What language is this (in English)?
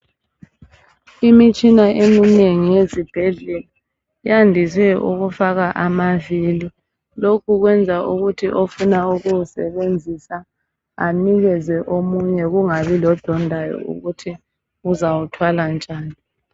North Ndebele